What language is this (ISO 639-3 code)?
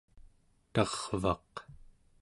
esu